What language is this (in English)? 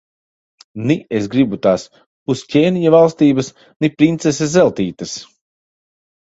Latvian